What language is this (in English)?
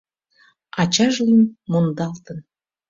Mari